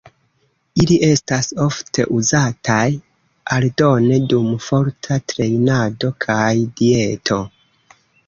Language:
Esperanto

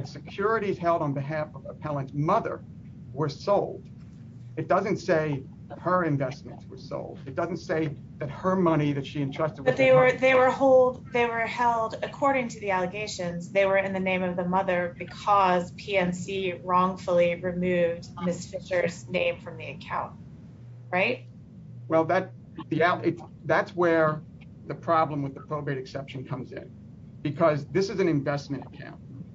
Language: English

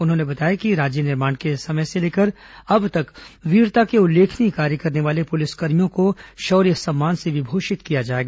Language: Hindi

